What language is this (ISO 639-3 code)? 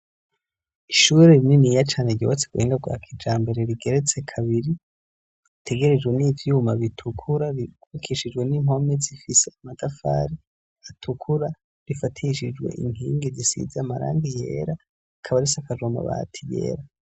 run